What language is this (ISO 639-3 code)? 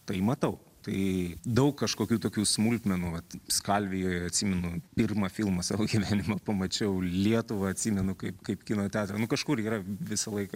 lit